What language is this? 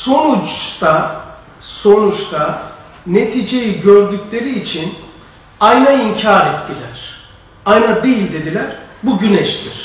Turkish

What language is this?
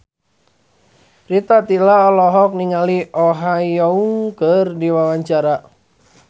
Sundanese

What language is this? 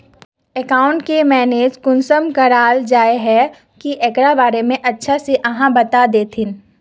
Magahi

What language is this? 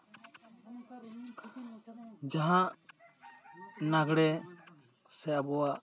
Santali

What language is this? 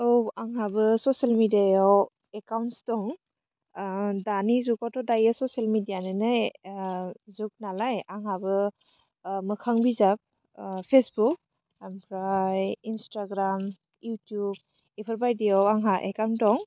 Bodo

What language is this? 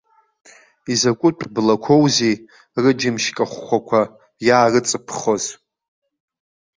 Abkhazian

